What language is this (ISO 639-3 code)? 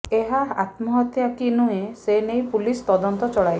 ori